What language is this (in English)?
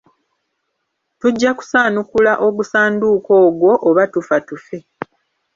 Ganda